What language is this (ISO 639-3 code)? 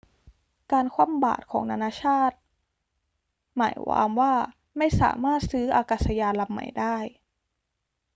tha